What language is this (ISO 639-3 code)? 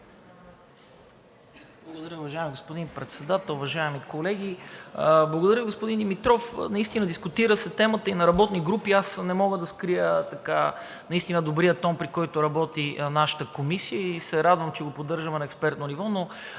bul